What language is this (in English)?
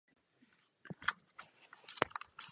Czech